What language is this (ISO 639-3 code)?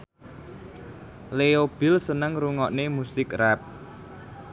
jav